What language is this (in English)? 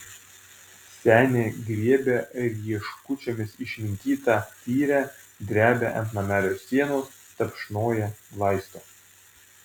Lithuanian